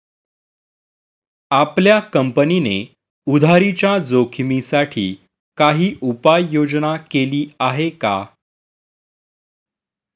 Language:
Marathi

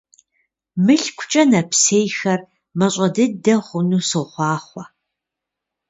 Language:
Kabardian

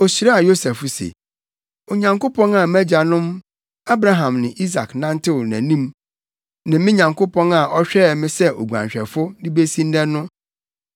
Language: Akan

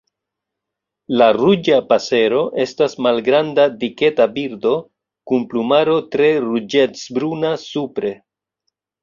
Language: Esperanto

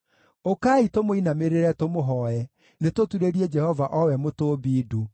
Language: Kikuyu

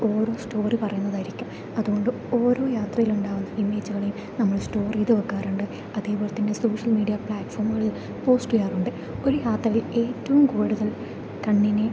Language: Malayalam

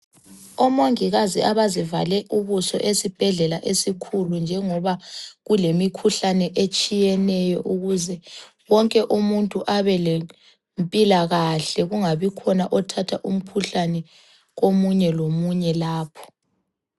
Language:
North Ndebele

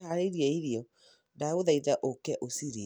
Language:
Kikuyu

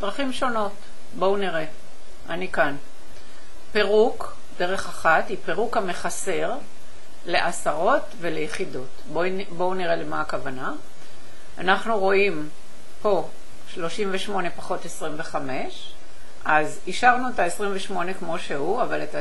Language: Hebrew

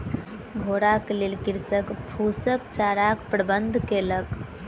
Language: Maithili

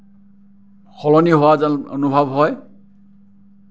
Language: Assamese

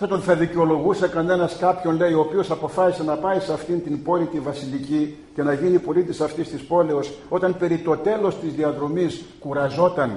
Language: Greek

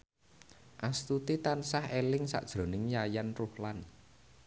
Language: Javanese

